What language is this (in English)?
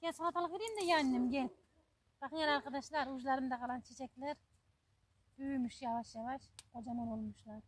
Turkish